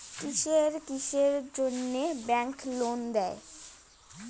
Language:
Bangla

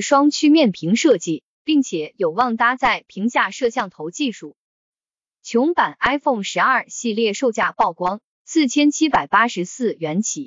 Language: Chinese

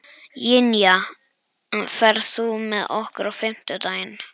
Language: Icelandic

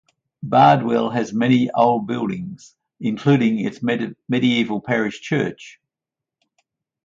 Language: English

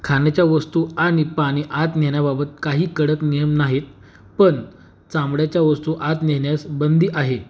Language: Marathi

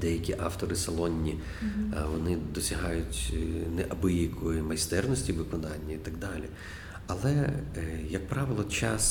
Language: Ukrainian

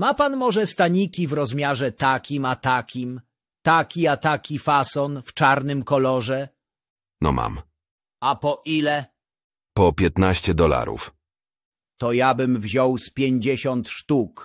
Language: Polish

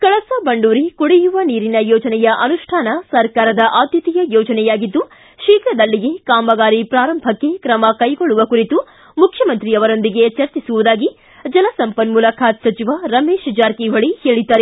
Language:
Kannada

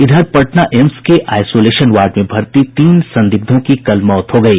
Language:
Hindi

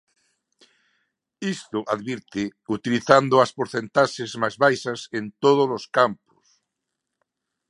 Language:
Galician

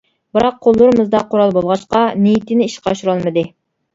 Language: Uyghur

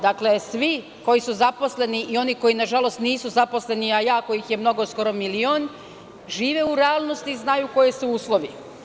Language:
Serbian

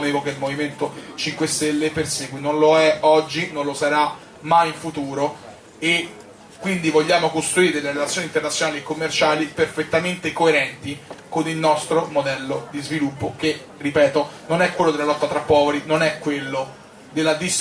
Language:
Italian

